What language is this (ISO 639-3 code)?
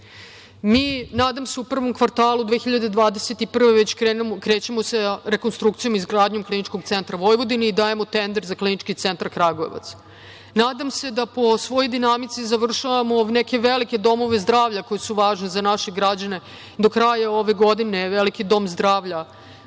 srp